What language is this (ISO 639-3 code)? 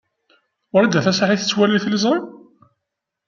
kab